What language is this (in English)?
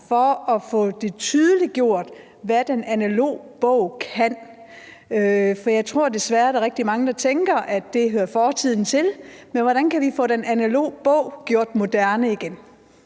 Danish